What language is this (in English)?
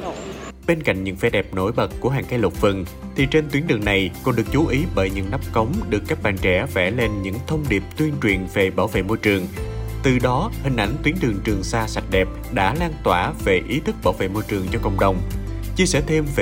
Vietnamese